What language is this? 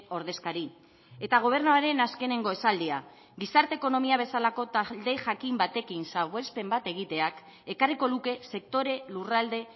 Basque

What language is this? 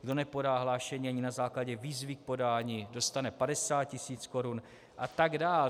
Czech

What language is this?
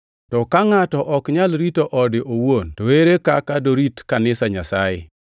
Luo (Kenya and Tanzania)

